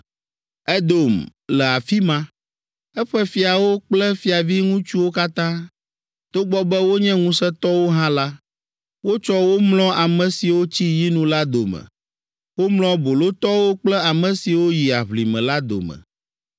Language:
Ewe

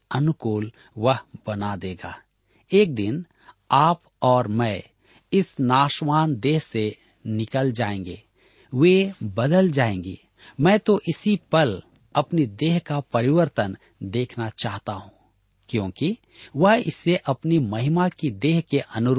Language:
Hindi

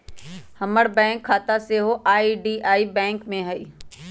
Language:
Magahi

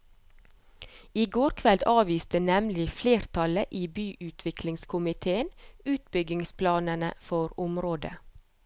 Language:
Norwegian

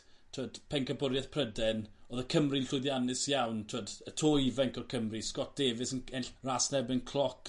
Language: Welsh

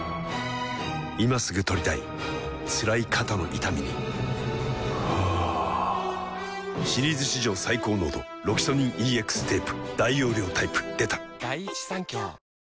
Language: Japanese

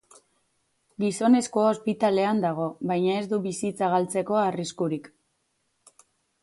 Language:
Basque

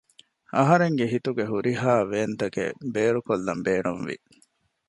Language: Divehi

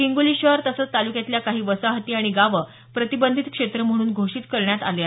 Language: Marathi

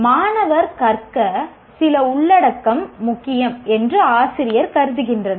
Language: Tamil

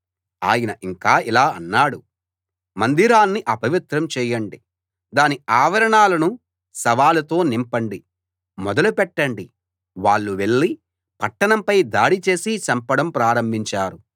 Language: Telugu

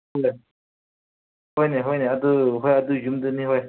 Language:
Manipuri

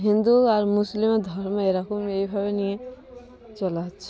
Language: Bangla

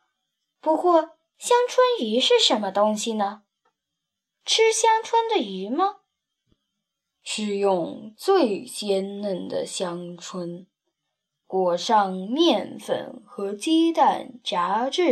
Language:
Chinese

